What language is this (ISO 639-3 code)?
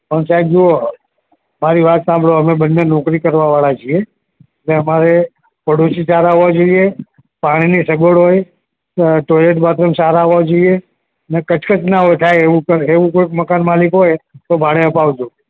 guj